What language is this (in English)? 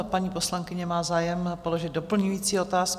Czech